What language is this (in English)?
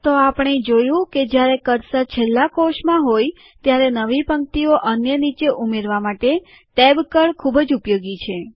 Gujarati